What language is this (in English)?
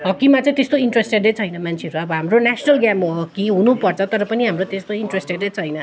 Nepali